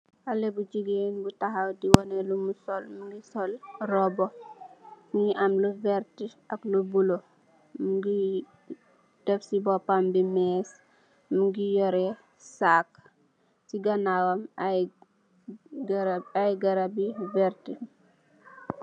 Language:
Wolof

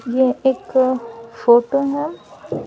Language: Hindi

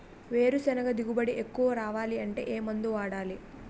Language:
Telugu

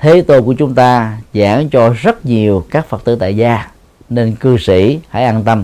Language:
Vietnamese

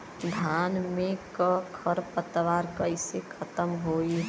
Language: Bhojpuri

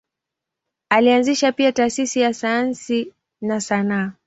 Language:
Swahili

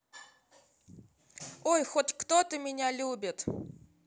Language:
Russian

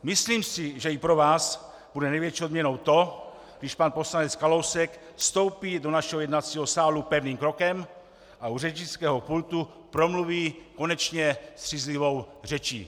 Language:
Czech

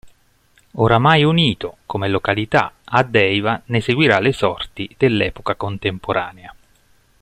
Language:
Italian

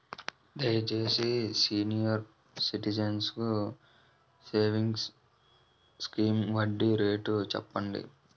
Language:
Telugu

